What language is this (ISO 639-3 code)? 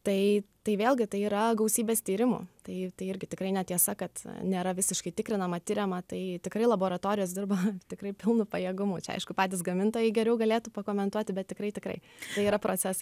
lit